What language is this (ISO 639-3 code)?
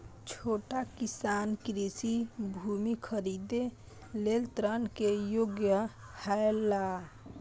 mai